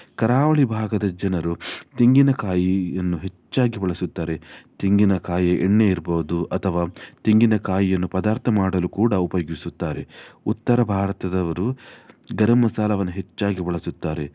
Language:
Kannada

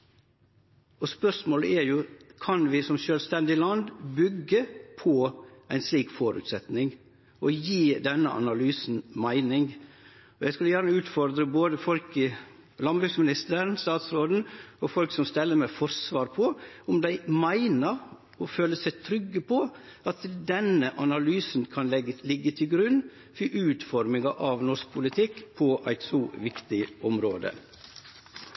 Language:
Norwegian Nynorsk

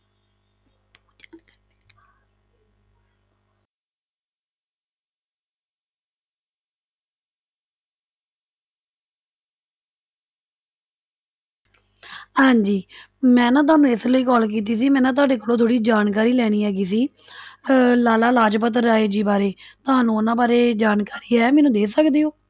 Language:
Punjabi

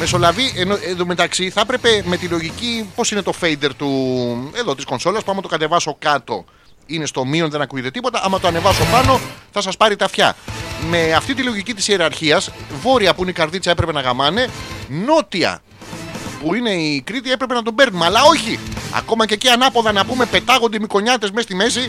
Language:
Greek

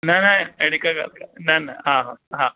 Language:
Sindhi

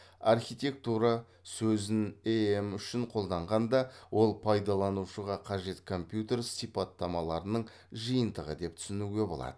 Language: Kazakh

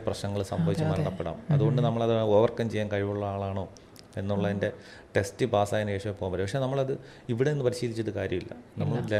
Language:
Malayalam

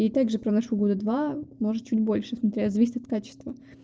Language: Russian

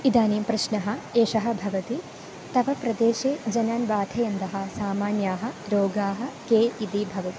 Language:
Sanskrit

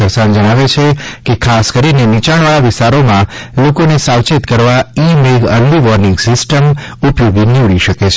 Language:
Gujarati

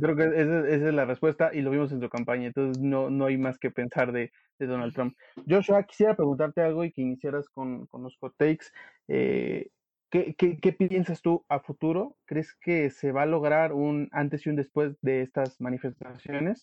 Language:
Spanish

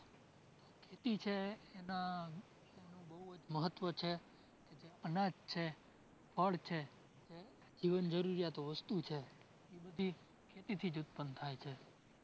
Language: Gujarati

